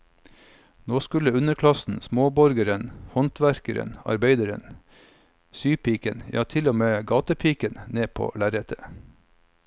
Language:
Norwegian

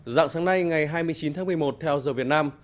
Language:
Vietnamese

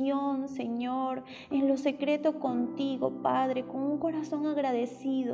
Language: Spanish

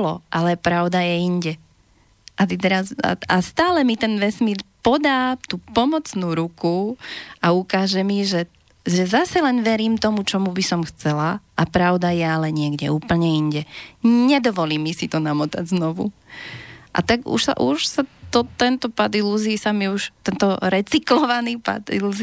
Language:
Slovak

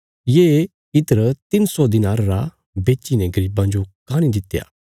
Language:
Bilaspuri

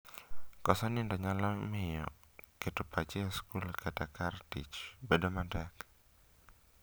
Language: Luo (Kenya and Tanzania)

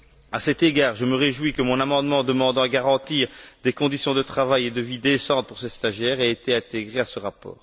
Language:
French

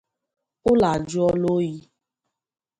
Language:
Igbo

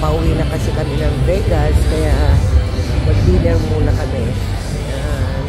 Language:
Filipino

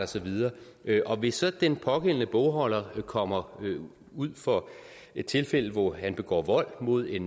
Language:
Danish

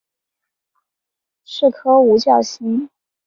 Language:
Chinese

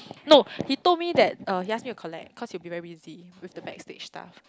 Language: English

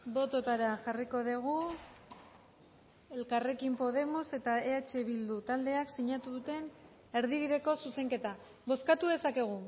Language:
Basque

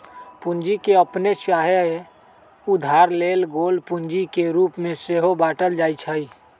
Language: Magahi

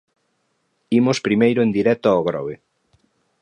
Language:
Galician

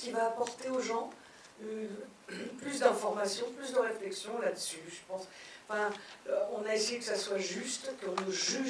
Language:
French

